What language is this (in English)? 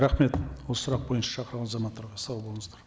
Kazakh